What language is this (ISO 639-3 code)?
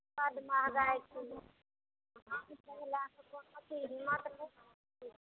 mai